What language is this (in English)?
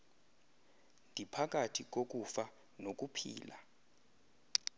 Xhosa